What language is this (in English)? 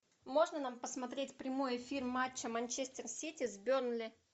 Russian